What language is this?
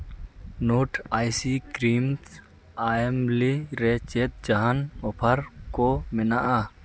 Santali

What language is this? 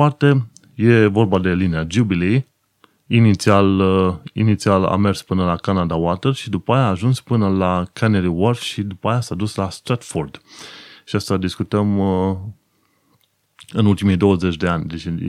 Romanian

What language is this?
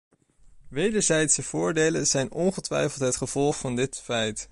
Dutch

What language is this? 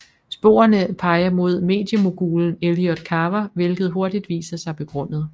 Danish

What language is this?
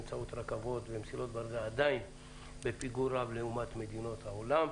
Hebrew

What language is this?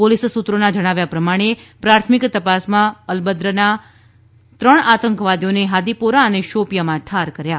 Gujarati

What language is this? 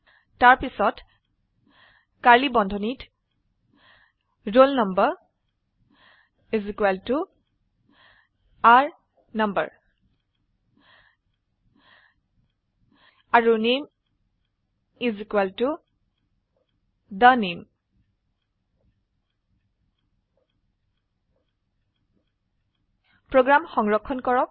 Assamese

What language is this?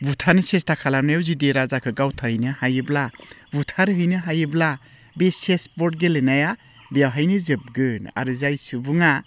Bodo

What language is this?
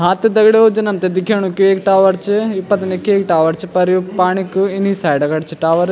Garhwali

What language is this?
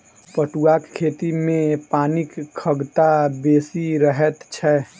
Maithili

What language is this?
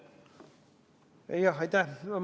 Estonian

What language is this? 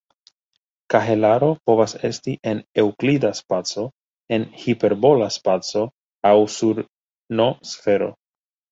Esperanto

